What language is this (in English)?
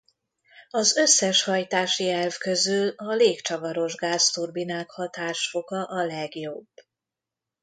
Hungarian